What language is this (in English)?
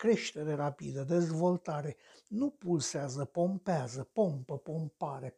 Romanian